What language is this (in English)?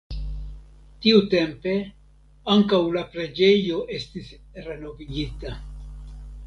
Esperanto